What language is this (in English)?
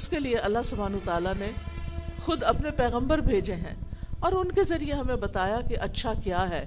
Urdu